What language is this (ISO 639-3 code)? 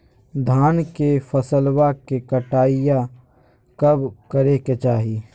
mag